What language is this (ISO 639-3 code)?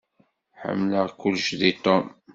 kab